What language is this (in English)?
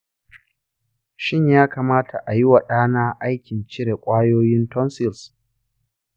Hausa